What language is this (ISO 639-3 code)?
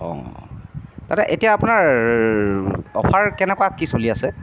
asm